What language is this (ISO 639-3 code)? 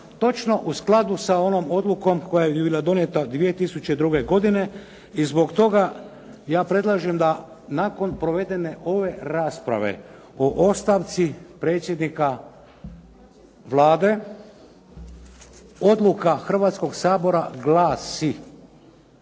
hrv